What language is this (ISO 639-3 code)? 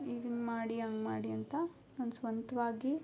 kan